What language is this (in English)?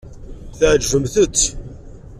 Kabyle